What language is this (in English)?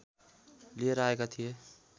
Nepali